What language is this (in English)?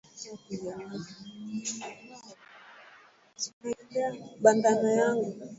Swahili